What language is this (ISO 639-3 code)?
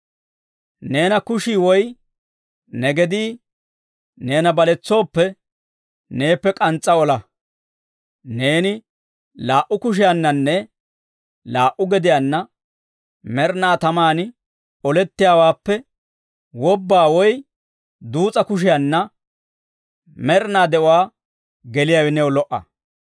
dwr